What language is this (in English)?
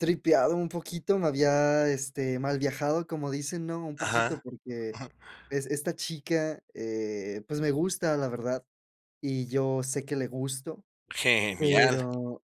Spanish